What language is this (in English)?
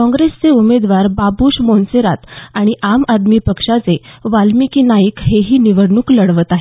Marathi